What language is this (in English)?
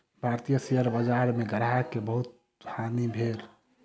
Maithili